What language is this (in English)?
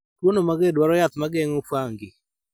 Luo (Kenya and Tanzania)